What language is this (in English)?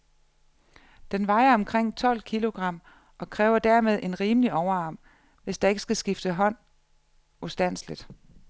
Danish